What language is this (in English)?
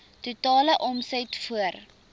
Afrikaans